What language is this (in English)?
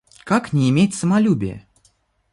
Russian